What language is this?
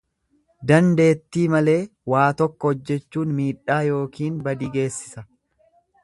Oromo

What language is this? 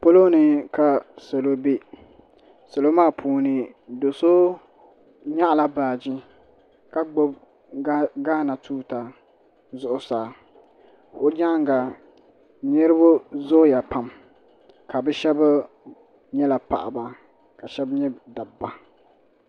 Dagbani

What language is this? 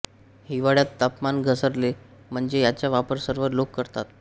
Marathi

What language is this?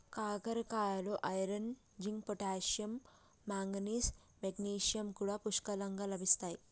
Telugu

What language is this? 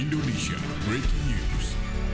Indonesian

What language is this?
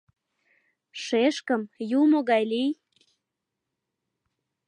Mari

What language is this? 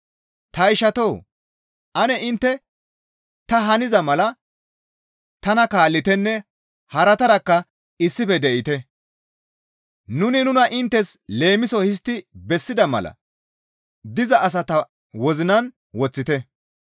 Gamo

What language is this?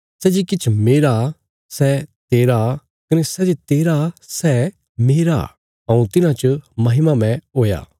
Bilaspuri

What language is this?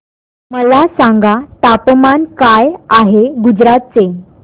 Marathi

